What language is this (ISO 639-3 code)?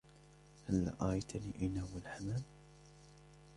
ara